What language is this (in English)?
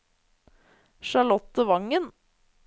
Norwegian